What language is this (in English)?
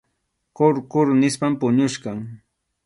Arequipa-La Unión Quechua